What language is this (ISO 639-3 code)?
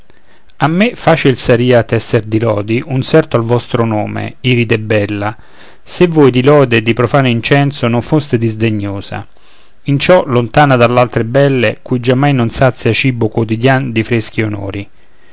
ita